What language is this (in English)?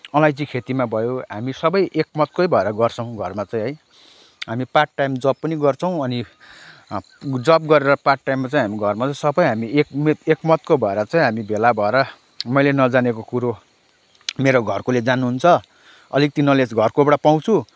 Nepali